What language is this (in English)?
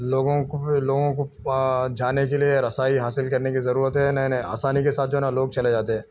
Urdu